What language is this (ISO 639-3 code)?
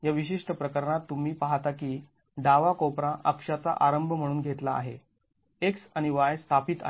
mar